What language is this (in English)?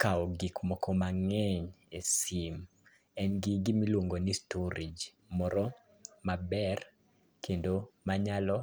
Luo (Kenya and Tanzania)